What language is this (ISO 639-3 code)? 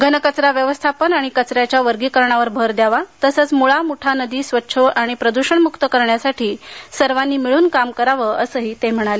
mar